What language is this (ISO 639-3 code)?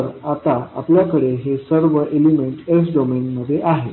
mar